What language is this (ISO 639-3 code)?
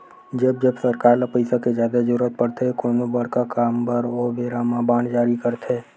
hne